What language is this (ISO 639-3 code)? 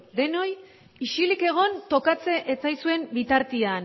eus